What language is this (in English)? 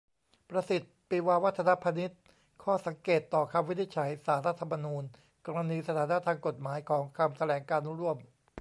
Thai